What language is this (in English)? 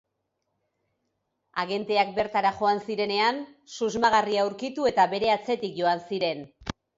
Basque